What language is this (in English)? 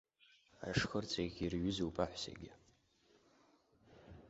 Abkhazian